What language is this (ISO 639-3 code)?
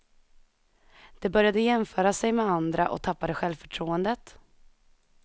swe